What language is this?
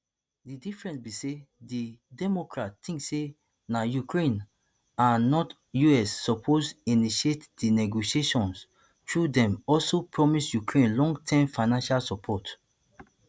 Nigerian Pidgin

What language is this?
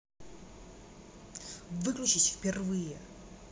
Russian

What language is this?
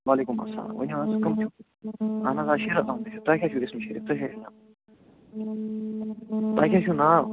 Kashmiri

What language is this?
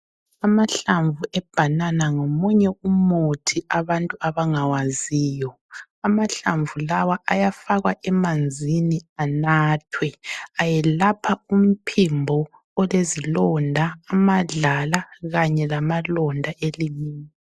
North Ndebele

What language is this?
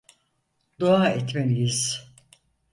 Turkish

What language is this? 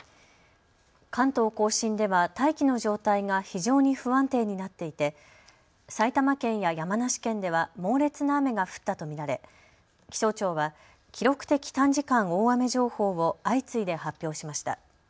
Japanese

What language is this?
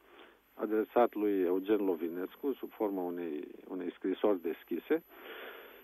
Romanian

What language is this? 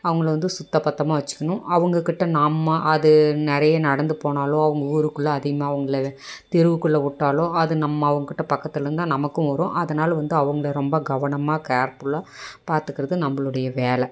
Tamil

